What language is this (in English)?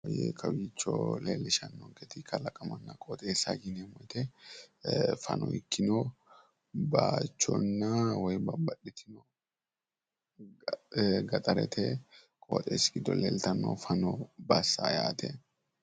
Sidamo